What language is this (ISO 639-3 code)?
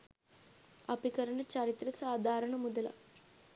sin